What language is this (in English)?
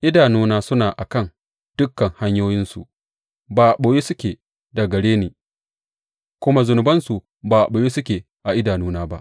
Hausa